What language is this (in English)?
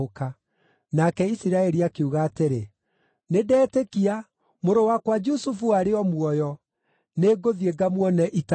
Kikuyu